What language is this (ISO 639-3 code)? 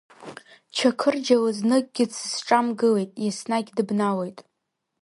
abk